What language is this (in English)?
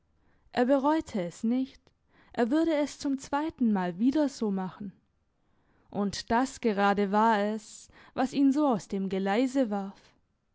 German